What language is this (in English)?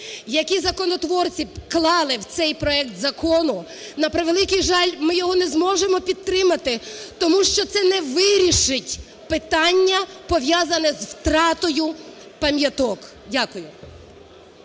Ukrainian